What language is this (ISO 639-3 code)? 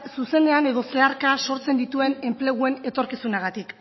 eus